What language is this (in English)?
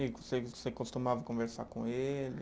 Portuguese